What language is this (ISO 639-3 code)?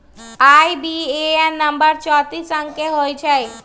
mag